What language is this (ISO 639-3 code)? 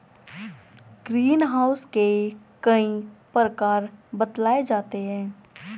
hin